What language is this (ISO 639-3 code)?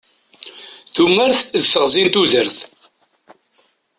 kab